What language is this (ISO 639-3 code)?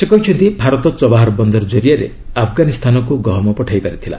ori